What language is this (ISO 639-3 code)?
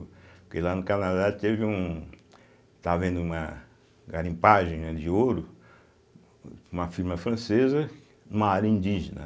por